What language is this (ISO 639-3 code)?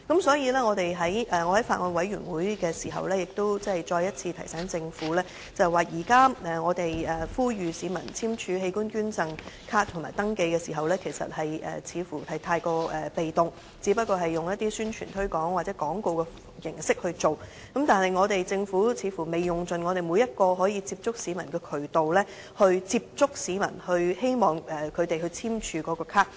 yue